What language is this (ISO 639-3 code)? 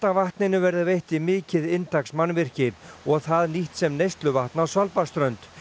isl